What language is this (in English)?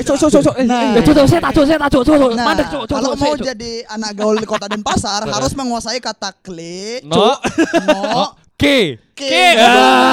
Indonesian